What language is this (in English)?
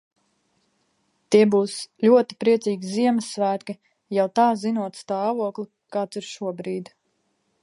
Latvian